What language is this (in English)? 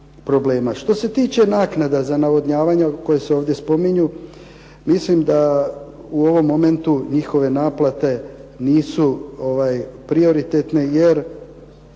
Croatian